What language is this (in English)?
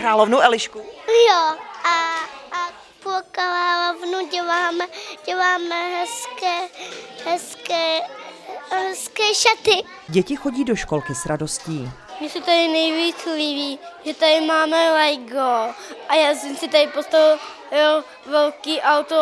Czech